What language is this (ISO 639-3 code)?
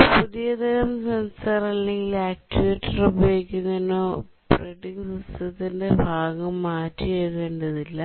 mal